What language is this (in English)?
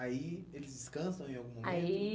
Portuguese